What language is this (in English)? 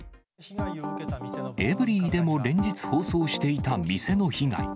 Japanese